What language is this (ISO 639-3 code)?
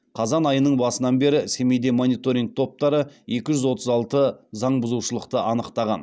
kaz